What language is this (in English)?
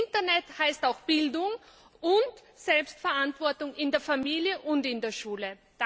German